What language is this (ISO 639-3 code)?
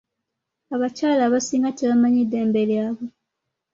lug